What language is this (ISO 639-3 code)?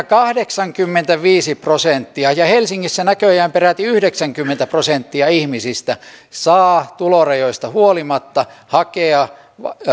fin